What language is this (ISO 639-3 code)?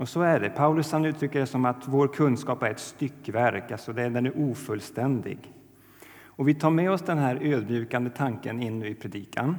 swe